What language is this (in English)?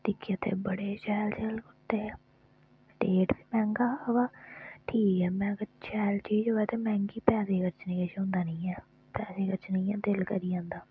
Dogri